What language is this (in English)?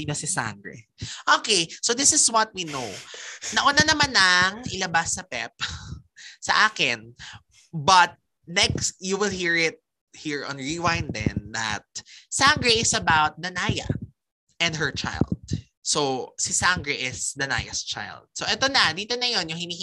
Filipino